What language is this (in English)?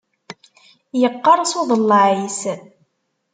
Kabyle